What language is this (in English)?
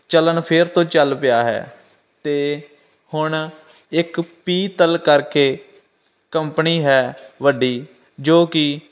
Punjabi